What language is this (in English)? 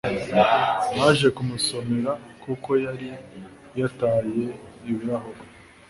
Kinyarwanda